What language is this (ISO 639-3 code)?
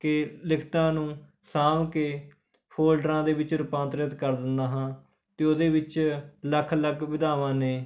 pan